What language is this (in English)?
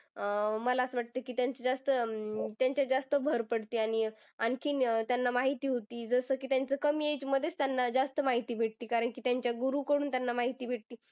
Marathi